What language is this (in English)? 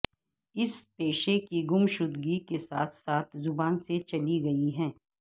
Urdu